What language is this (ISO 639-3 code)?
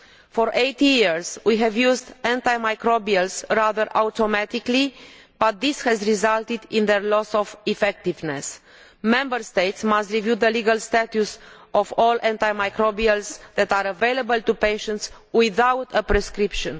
eng